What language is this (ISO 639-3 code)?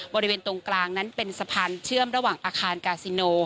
tha